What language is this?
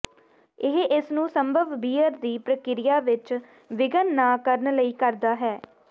Punjabi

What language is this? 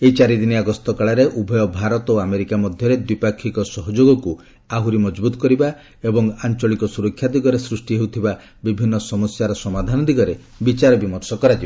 Odia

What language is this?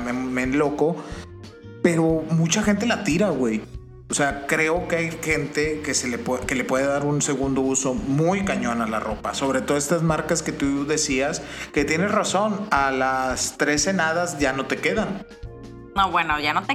Spanish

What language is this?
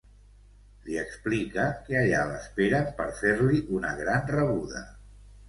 Catalan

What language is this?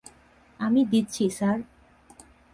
Bangla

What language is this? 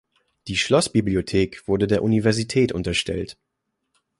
German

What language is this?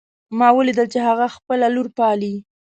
Pashto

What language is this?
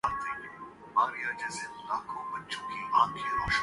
Urdu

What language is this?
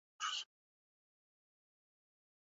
Swahili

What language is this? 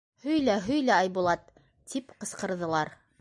Bashkir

